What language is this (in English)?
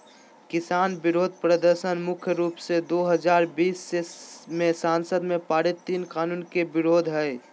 Magahi